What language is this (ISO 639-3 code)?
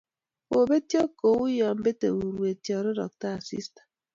kln